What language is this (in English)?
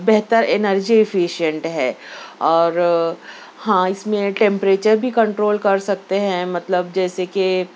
Urdu